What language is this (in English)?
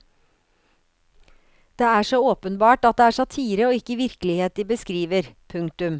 Norwegian